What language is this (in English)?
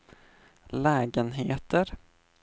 Swedish